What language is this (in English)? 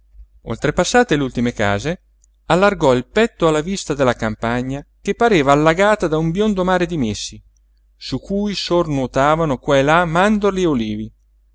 Italian